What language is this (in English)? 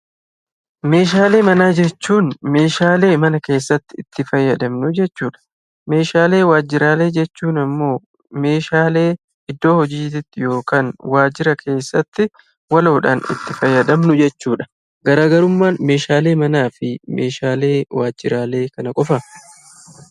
Oromo